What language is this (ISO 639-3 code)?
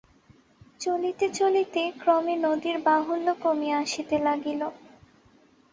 ben